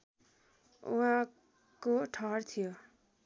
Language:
Nepali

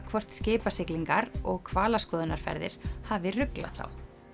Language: Icelandic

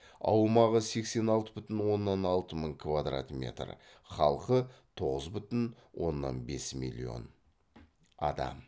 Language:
Kazakh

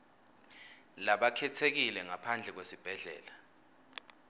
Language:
Swati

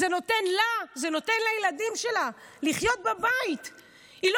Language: Hebrew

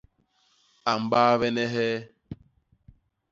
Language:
Basaa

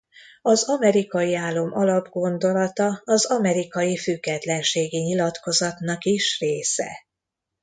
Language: Hungarian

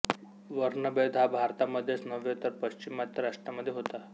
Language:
Marathi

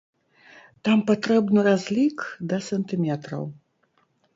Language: Belarusian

